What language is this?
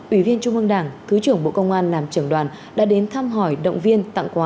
Vietnamese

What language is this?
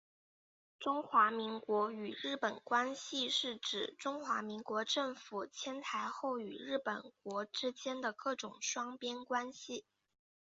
Chinese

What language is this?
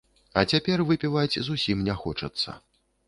Belarusian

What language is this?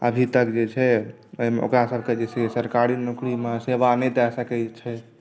Maithili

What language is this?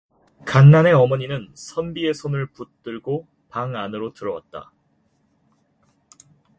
Korean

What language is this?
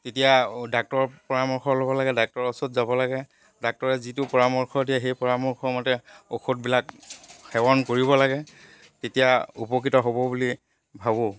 Assamese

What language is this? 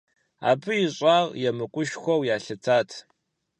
Kabardian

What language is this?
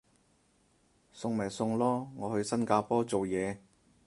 Cantonese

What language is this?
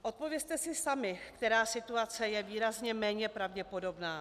Czech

